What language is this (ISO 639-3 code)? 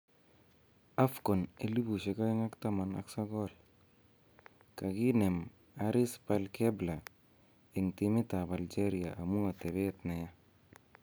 kln